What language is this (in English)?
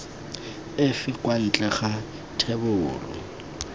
Tswana